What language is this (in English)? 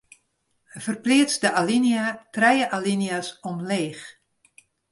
Western Frisian